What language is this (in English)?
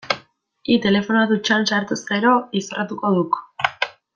Basque